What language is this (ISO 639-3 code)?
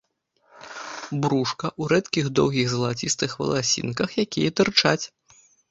bel